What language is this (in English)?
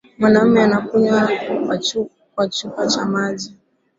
Swahili